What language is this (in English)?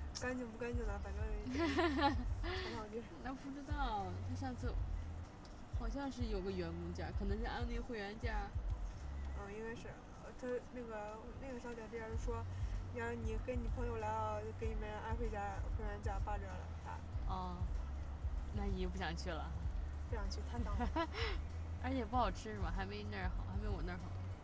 Chinese